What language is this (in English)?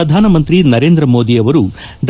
Kannada